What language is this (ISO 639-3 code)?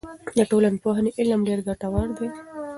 pus